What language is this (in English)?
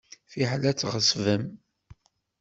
Kabyle